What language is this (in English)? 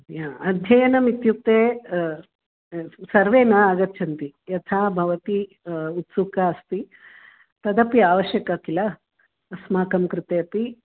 Sanskrit